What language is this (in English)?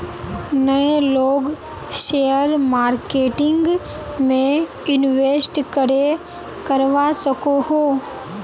Magahi